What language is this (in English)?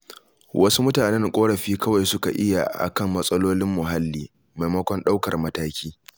Hausa